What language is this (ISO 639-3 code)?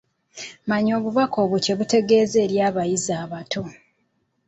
lug